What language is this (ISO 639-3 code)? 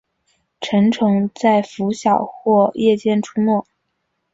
zho